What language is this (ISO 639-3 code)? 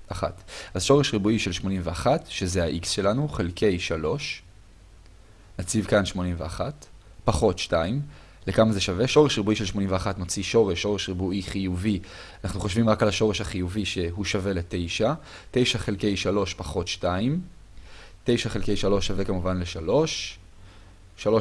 heb